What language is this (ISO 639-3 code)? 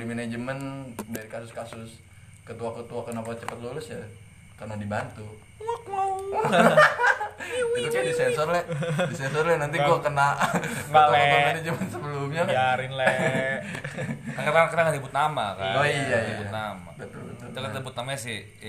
ind